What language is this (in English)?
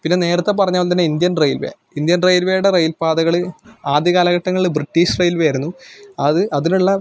Malayalam